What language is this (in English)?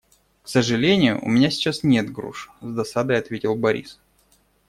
Russian